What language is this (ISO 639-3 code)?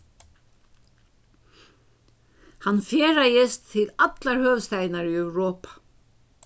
fao